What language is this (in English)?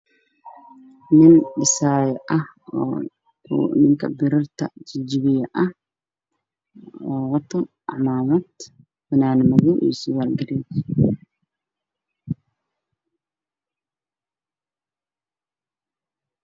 Somali